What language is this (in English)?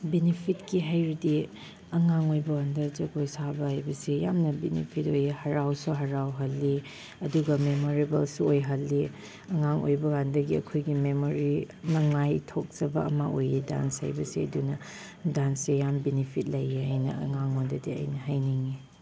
Manipuri